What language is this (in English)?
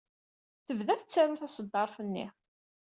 Kabyle